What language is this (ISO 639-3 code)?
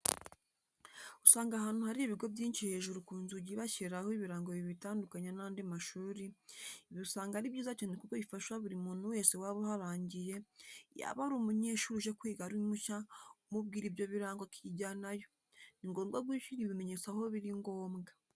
kin